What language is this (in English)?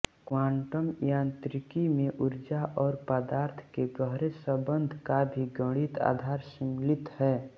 Hindi